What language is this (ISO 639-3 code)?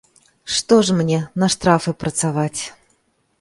bel